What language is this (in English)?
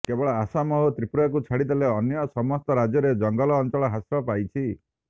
Odia